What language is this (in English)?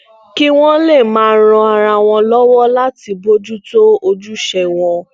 Yoruba